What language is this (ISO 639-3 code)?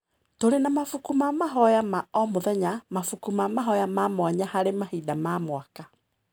kik